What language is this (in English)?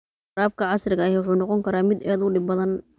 Somali